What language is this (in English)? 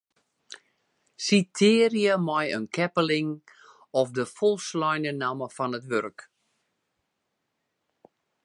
Western Frisian